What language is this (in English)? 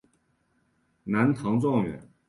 Chinese